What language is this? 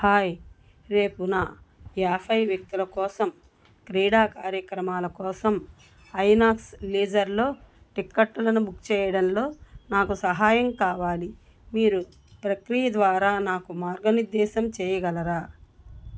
Telugu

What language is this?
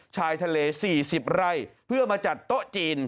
Thai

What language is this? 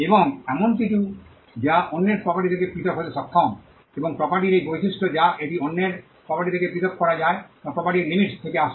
Bangla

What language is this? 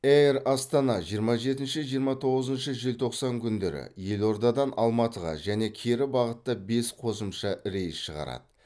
Kazakh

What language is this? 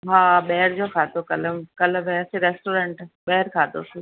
Sindhi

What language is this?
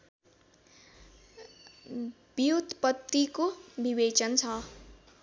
Nepali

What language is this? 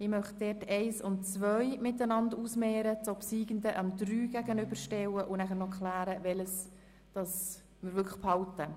Swiss German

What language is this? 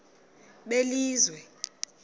Xhosa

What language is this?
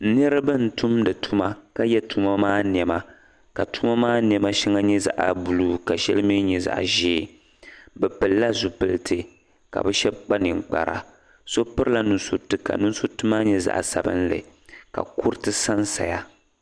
Dagbani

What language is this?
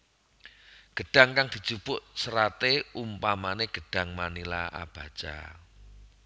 Javanese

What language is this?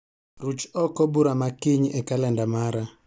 Luo (Kenya and Tanzania)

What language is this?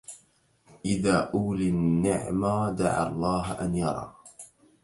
Arabic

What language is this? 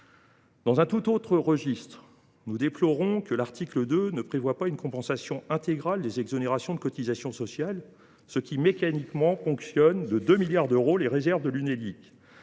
French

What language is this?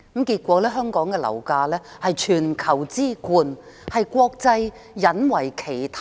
Cantonese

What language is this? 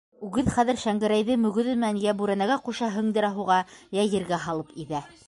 Bashkir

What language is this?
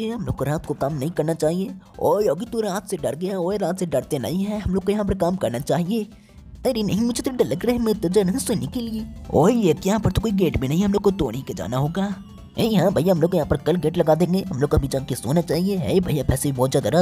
Hindi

